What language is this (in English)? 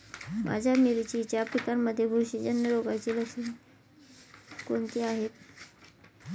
Marathi